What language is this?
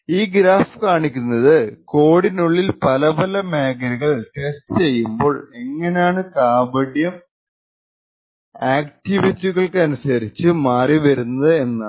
Malayalam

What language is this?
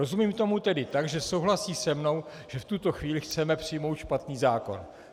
Czech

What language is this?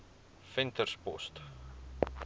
Afrikaans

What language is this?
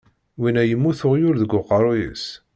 Kabyle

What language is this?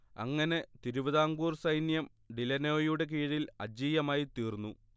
Malayalam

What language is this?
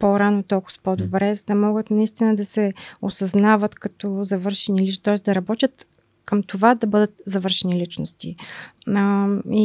Bulgarian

